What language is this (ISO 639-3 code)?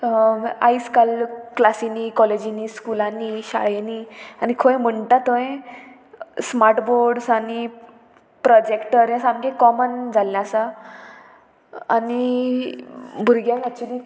kok